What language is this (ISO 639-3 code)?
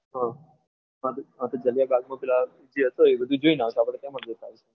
guj